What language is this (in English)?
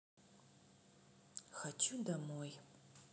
Russian